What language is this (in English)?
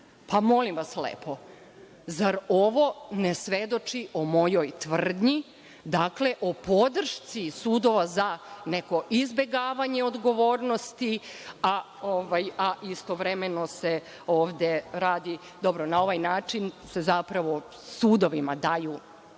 Serbian